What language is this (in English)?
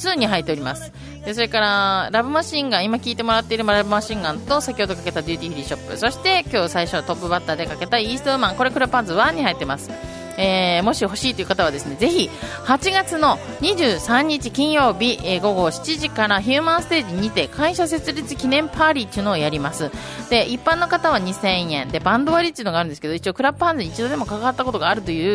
Japanese